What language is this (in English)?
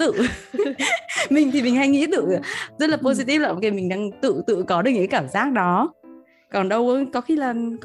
Vietnamese